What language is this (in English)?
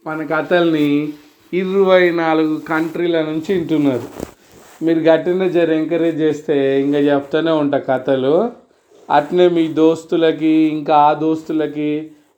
Telugu